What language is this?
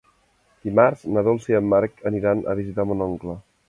Catalan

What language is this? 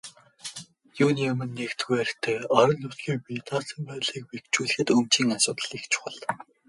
Mongolian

